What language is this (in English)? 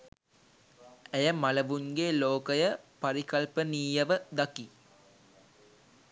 Sinhala